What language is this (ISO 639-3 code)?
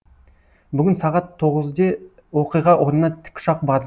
kaz